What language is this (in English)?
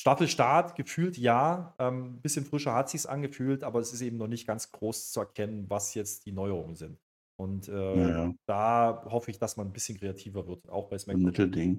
German